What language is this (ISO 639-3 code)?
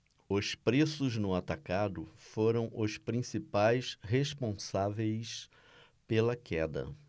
por